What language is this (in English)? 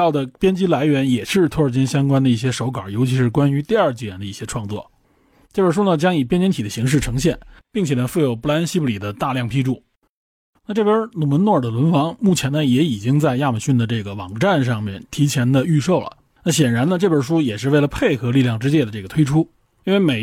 Chinese